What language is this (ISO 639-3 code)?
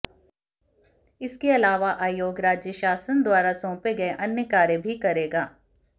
hin